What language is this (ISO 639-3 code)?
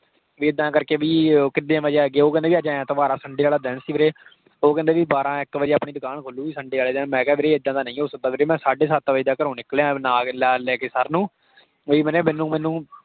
pan